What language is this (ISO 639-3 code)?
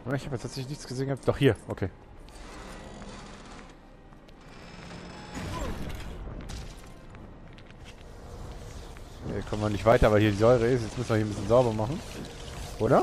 deu